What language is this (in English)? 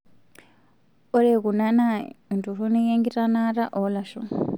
Masai